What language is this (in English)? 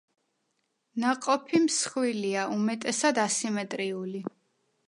Georgian